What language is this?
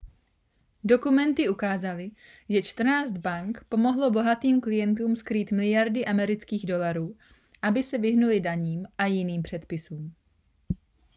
Czech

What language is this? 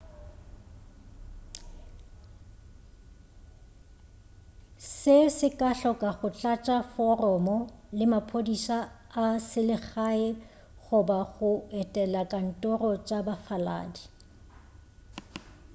Northern Sotho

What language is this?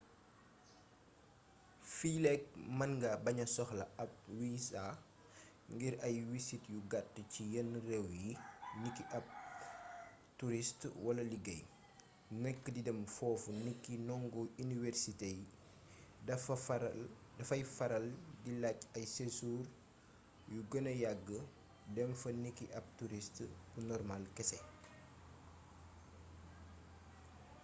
Wolof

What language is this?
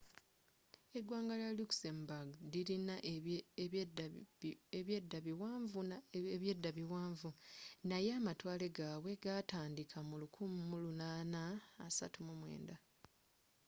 Ganda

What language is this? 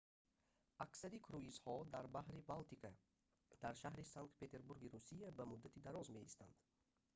Tajik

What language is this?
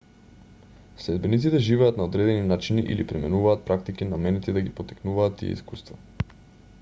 Macedonian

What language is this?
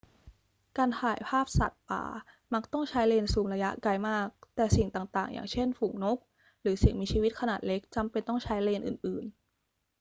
Thai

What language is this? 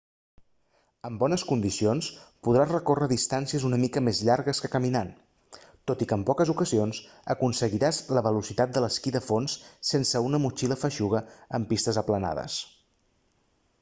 Catalan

